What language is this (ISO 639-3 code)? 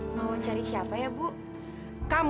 ind